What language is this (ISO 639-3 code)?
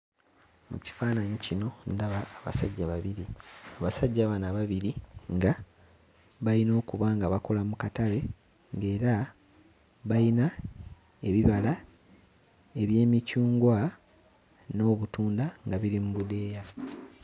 lug